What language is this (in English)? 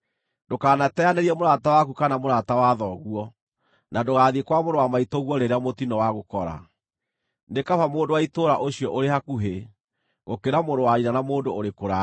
Kikuyu